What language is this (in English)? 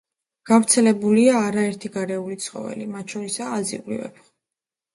Georgian